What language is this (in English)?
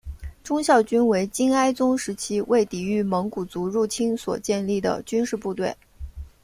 Chinese